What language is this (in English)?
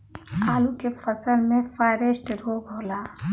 Bhojpuri